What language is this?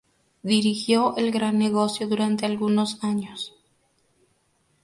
Spanish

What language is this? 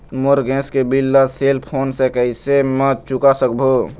Chhattisgarhi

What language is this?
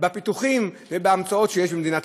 Hebrew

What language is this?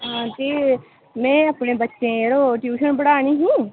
Dogri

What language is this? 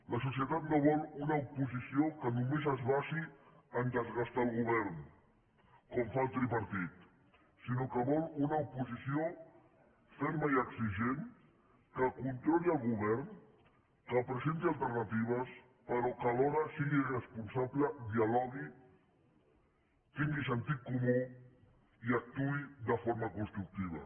Catalan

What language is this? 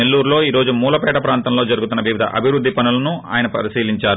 Telugu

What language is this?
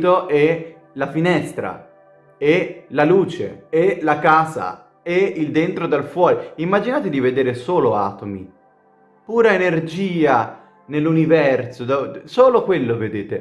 Italian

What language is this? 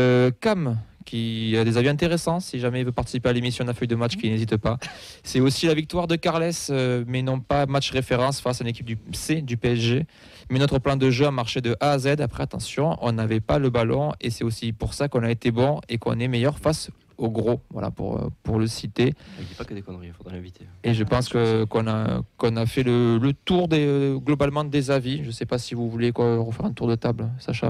French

